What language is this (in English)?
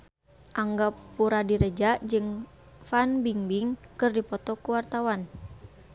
Sundanese